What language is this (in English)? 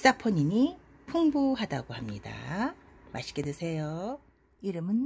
Korean